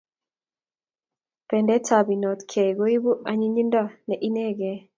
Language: Kalenjin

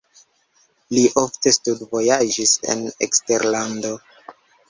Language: Esperanto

